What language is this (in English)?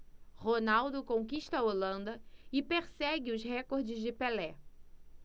Portuguese